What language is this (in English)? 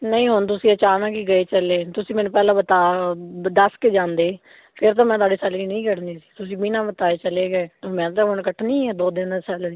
Punjabi